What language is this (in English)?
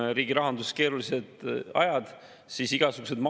Estonian